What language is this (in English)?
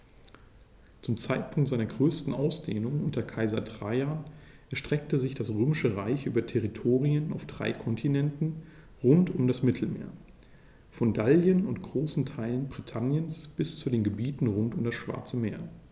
German